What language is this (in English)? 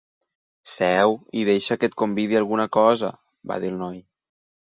Catalan